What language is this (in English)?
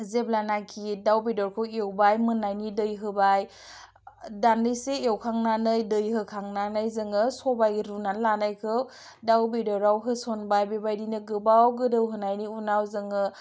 Bodo